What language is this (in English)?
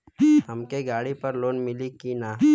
Bhojpuri